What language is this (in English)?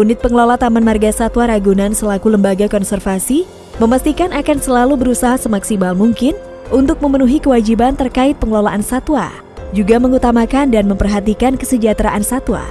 Indonesian